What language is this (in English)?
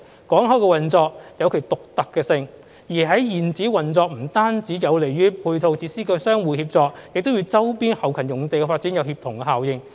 Cantonese